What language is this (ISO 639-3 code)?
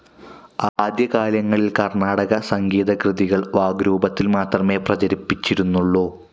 mal